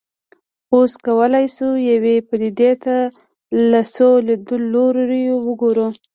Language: Pashto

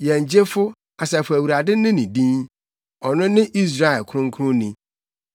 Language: Akan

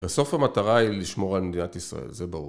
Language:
Hebrew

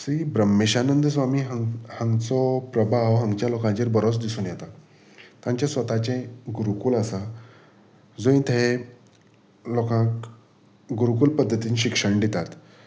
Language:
Konkani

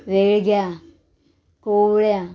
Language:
Konkani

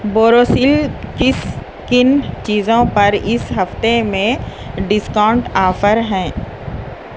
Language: Urdu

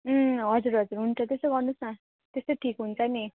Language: Nepali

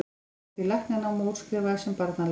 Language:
Icelandic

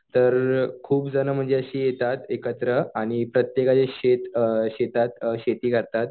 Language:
Marathi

